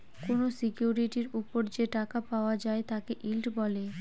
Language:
Bangla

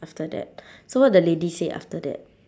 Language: English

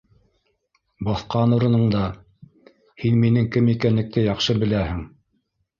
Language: Bashkir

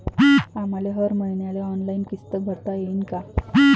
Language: Marathi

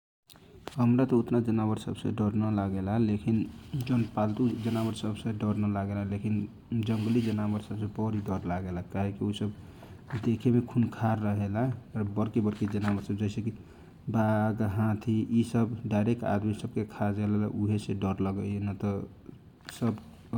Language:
Kochila Tharu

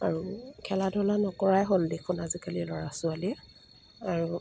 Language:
Assamese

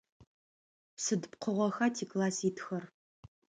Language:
Adyghe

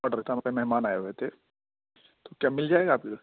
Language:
Urdu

